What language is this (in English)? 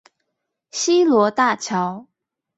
Chinese